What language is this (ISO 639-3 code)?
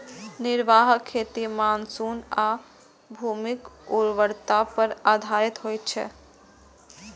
mai